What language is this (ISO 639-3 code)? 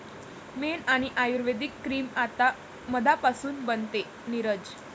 mar